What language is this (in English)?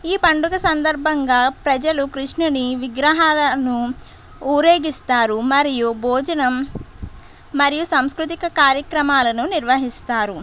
Telugu